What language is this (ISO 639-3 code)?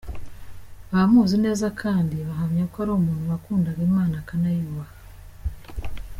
kin